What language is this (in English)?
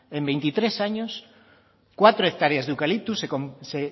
Spanish